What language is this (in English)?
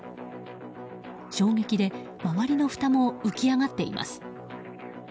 Japanese